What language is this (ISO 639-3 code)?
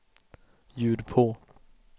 swe